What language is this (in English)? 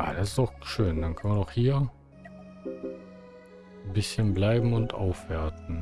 German